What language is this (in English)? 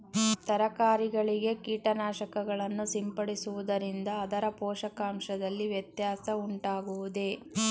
Kannada